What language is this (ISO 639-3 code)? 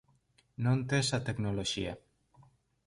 glg